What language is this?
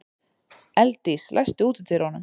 Icelandic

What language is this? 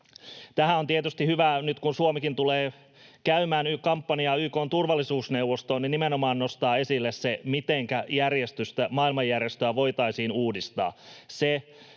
Finnish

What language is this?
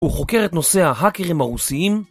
Hebrew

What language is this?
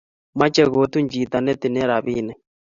Kalenjin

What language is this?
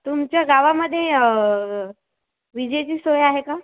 Marathi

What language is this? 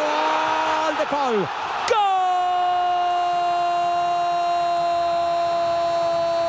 Spanish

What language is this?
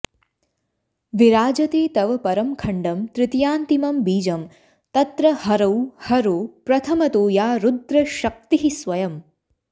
Sanskrit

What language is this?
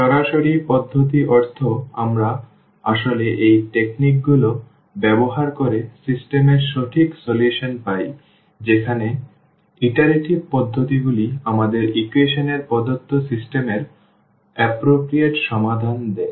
Bangla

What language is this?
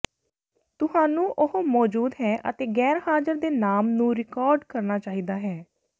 Punjabi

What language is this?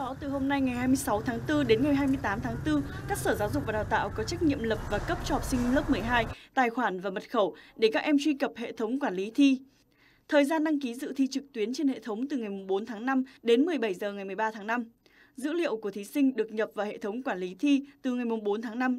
Vietnamese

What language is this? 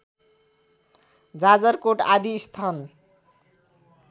Nepali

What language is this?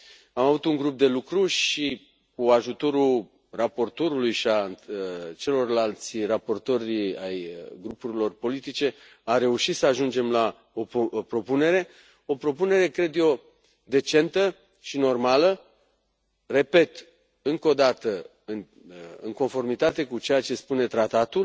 Romanian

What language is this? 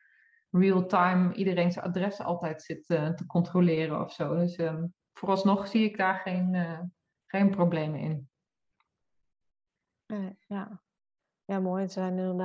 Dutch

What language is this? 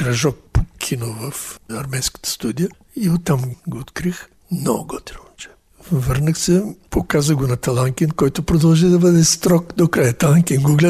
Bulgarian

